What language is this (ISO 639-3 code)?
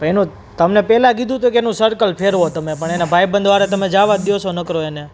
guj